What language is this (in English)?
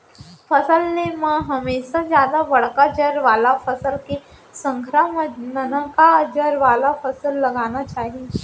Chhattisgarhi